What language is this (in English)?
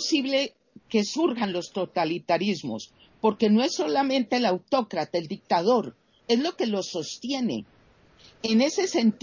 Spanish